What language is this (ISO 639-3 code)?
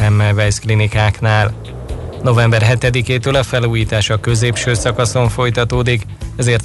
hun